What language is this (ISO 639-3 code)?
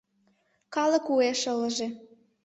chm